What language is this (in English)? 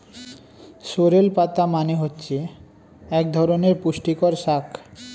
Bangla